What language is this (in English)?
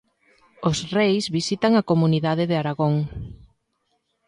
Galician